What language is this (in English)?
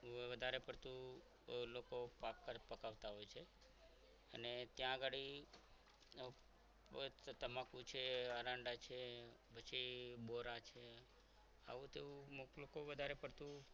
Gujarati